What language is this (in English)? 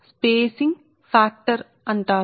Telugu